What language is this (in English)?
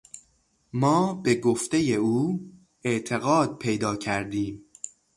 Persian